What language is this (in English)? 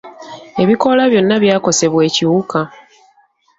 Ganda